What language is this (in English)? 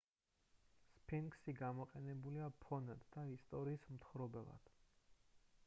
Georgian